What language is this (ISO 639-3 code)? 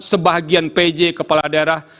ind